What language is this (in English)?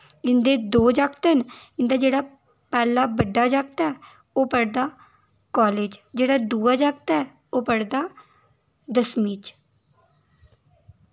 Dogri